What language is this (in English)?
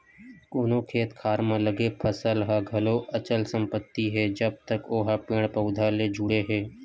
Chhattisgarhi